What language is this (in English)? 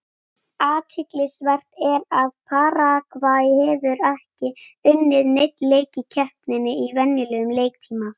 Icelandic